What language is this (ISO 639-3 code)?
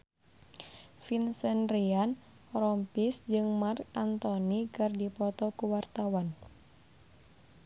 sun